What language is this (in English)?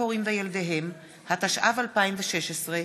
Hebrew